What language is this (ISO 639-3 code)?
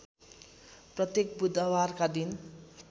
nep